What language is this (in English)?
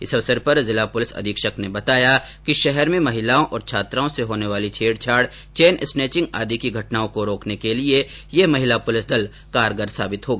Hindi